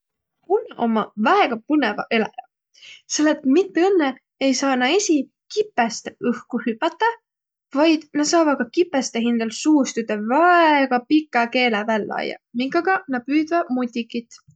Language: Võro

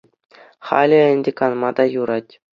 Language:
Chuvash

